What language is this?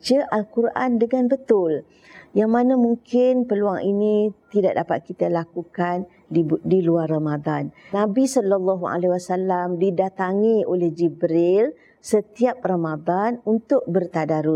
Malay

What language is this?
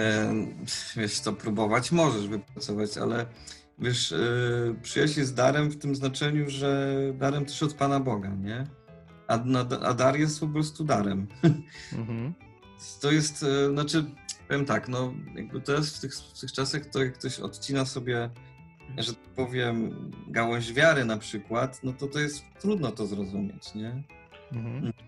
Polish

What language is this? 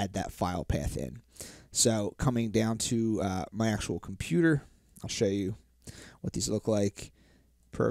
English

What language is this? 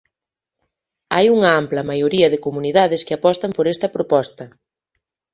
Galician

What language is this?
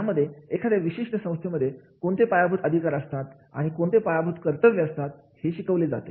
Marathi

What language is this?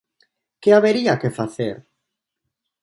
Galician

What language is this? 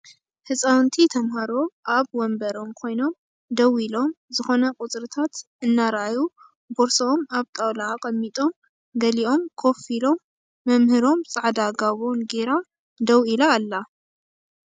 Tigrinya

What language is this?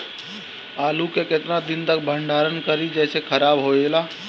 Bhojpuri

